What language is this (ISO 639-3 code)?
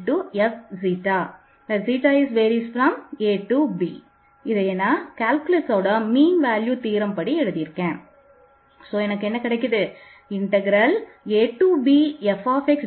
tam